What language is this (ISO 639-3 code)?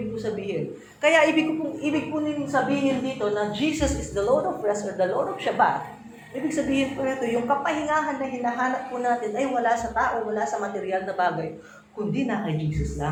fil